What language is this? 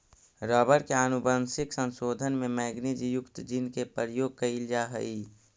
Magahi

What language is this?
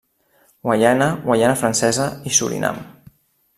Catalan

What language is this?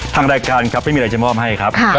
Thai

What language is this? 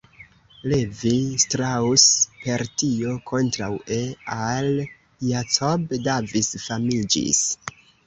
Esperanto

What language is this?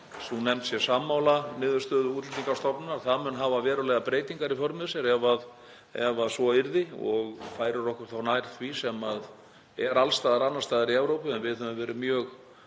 Icelandic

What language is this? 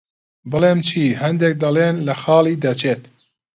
Central Kurdish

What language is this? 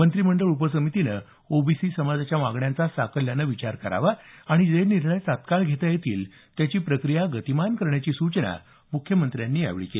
Marathi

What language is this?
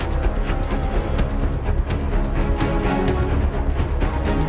Indonesian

